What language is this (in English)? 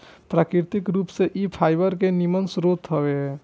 Bhojpuri